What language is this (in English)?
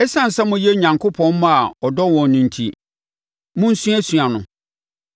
Akan